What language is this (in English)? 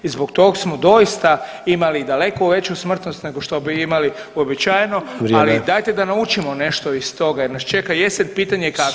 Croatian